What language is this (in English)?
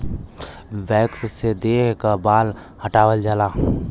Bhojpuri